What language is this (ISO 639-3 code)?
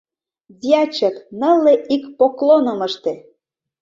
chm